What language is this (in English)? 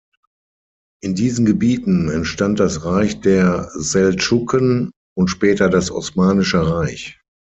German